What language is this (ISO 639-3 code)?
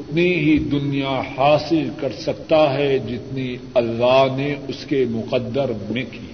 urd